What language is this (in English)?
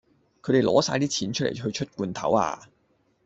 Cantonese